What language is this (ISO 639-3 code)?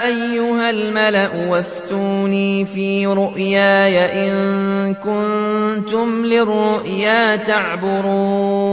ara